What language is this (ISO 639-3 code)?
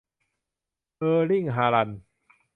tha